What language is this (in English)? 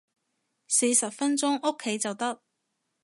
Cantonese